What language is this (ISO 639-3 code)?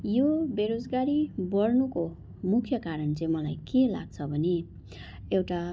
nep